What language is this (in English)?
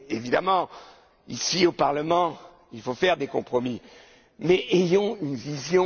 French